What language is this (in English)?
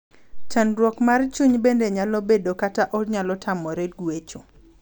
Luo (Kenya and Tanzania)